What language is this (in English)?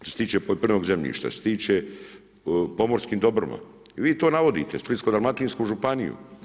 Croatian